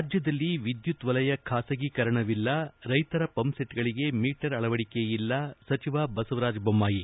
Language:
Kannada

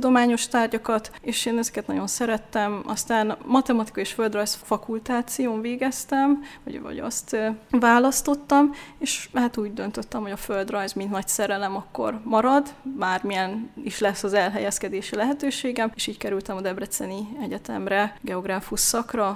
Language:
Hungarian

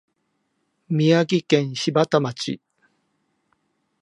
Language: Japanese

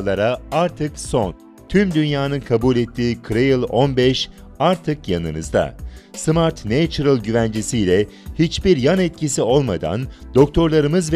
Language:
Turkish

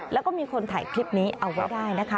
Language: Thai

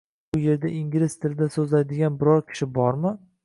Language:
Uzbek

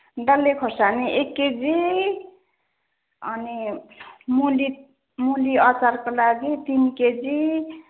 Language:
Nepali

